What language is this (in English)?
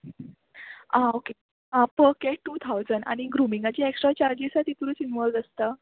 Konkani